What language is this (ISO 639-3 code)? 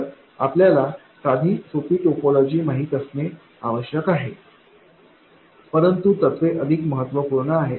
mar